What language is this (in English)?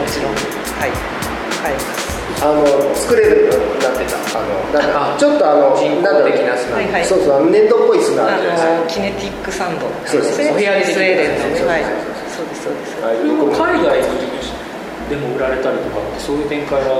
Japanese